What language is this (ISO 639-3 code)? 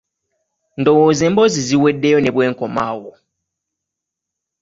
lug